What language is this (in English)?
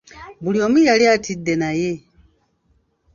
Ganda